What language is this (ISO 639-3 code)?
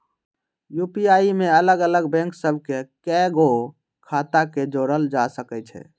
mag